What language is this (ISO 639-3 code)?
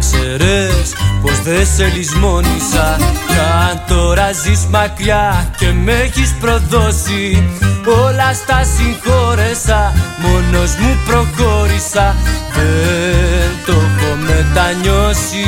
ell